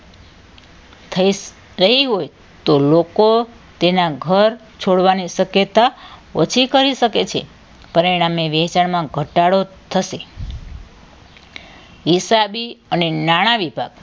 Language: Gujarati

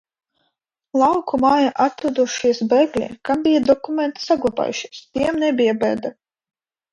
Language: Latvian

